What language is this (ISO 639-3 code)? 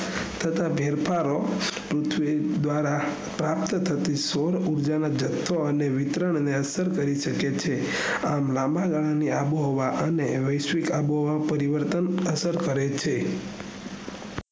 guj